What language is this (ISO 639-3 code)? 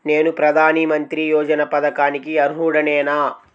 tel